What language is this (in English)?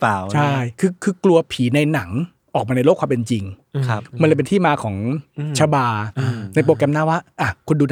Thai